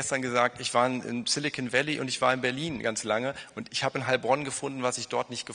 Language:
German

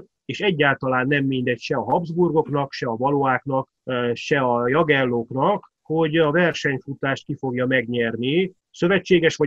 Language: Hungarian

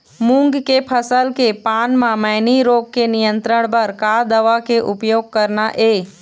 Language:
Chhattisgarhi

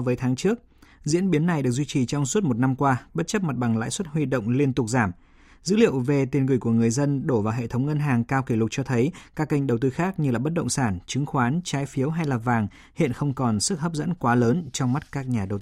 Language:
Vietnamese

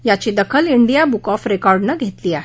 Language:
Marathi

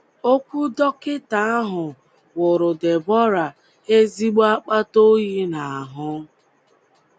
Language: Igbo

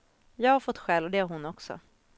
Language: Swedish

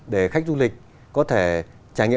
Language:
Vietnamese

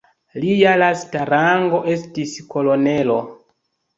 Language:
Esperanto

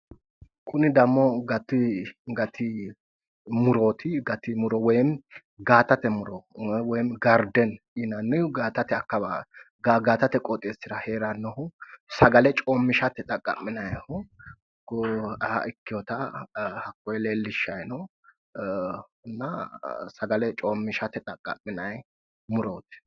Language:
Sidamo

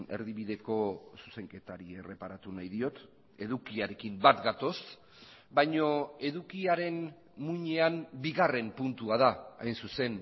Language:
Basque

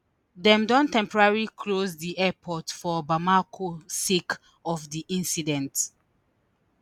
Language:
Nigerian Pidgin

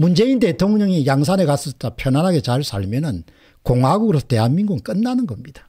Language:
Korean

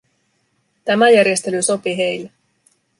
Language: Finnish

